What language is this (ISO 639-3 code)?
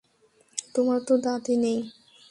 ben